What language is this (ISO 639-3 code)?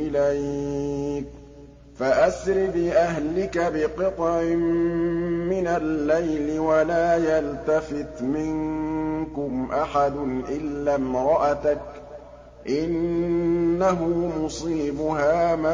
ara